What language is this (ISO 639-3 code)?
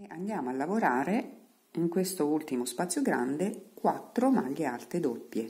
ita